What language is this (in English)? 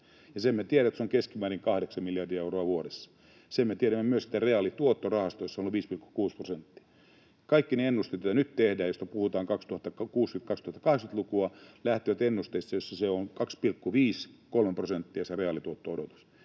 Finnish